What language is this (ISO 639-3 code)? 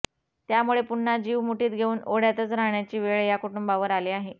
mar